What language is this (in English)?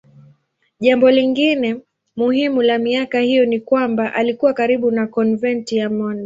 Swahili